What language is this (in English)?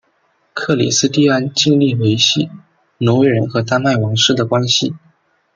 Chinese